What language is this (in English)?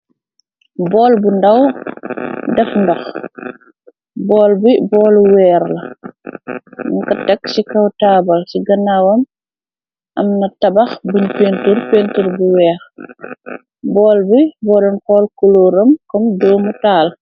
Wolof